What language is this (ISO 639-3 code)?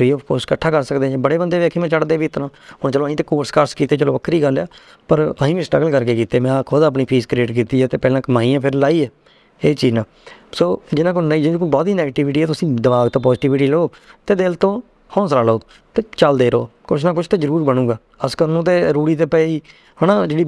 pan